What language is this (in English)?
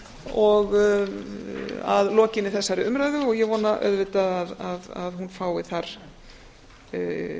Icelandic